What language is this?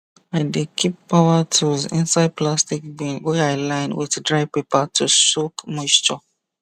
Nigerian Pidgin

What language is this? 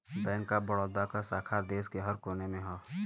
Bhojpuri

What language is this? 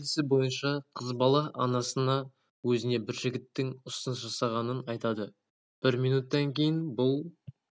Kazakh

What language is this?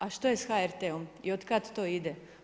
Croatian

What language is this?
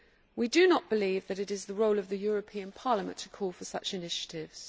English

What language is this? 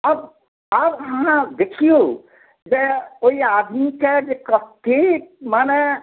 Maithili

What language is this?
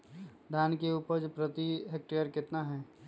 Magahi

